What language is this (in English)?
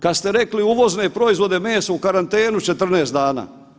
Croatian